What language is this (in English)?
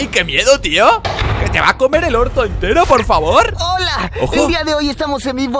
Spanish